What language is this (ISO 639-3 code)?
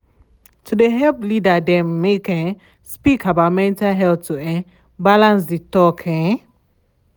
pcm